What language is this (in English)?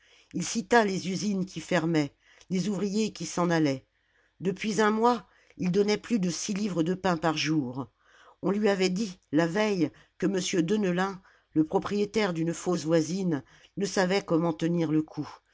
French